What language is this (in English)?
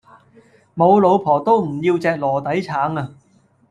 Cantonese